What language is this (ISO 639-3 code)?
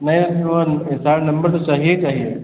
hin